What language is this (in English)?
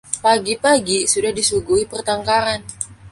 Indonesian